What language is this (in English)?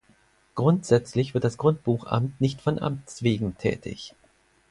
German